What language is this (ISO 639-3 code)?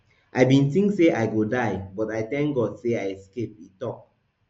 pcm